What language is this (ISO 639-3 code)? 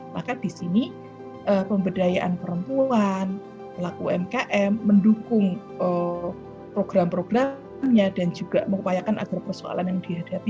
ind